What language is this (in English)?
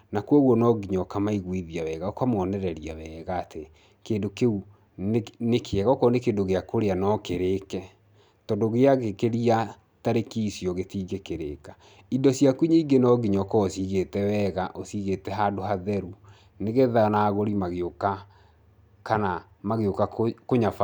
Kikuyu